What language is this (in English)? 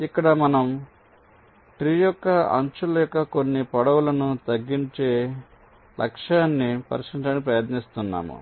Telugu